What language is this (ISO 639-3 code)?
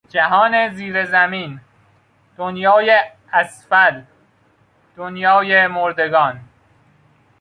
fas